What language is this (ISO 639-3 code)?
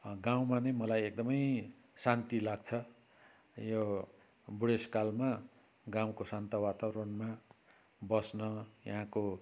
nep